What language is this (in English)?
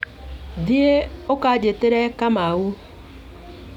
Kikuyu